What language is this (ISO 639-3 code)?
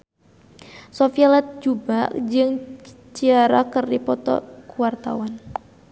sun